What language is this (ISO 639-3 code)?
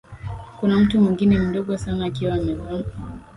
swa